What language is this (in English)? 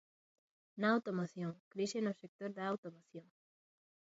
Galician